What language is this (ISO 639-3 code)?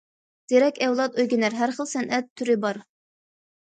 uig